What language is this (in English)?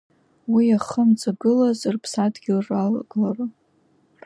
Abkhazian